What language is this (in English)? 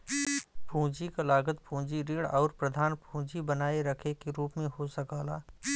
Bhojpuri